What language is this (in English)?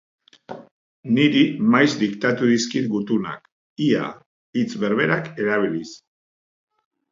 Basque